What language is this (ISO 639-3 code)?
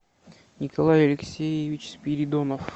rus